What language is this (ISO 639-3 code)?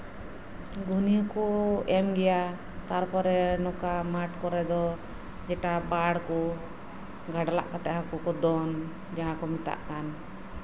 sat